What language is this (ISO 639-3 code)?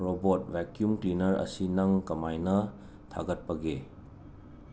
mni